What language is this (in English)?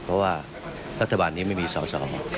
Thai